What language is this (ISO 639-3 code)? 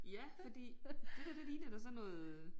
dan